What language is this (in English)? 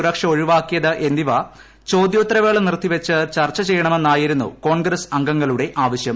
Malayalam